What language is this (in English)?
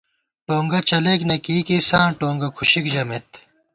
Gawar-Bati